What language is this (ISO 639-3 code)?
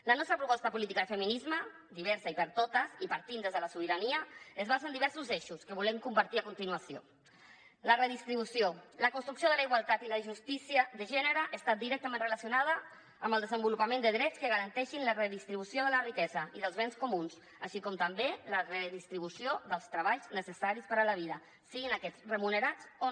cat